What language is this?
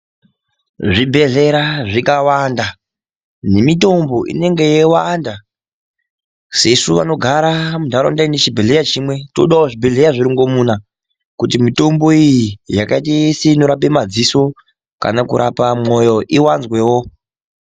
Ndau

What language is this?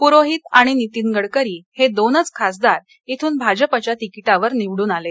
Marathi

